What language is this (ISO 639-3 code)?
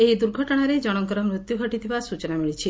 ori